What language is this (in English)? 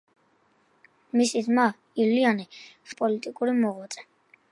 Georgian